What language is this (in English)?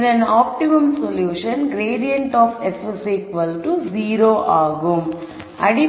Tamil